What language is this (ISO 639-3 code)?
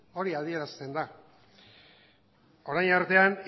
eus